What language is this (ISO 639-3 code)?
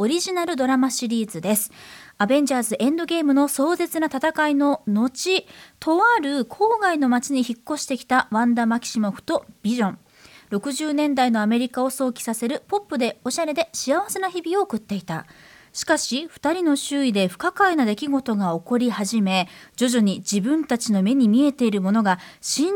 jpn